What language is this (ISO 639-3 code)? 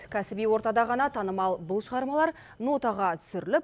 kaz